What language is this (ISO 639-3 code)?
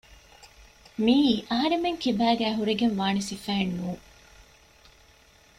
div